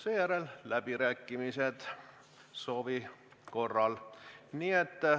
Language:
Estonian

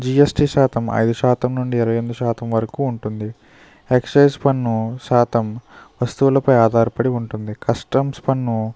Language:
Telugu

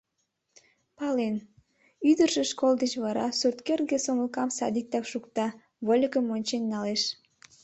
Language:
Mari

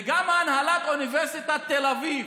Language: Hebrew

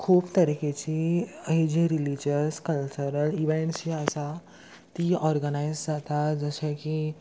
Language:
Konkani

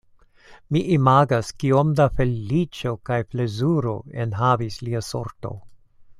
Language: Esperanto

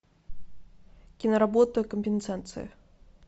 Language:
Russian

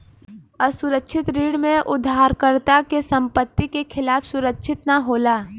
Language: Bhojpuri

